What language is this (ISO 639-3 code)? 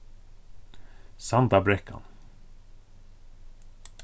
fao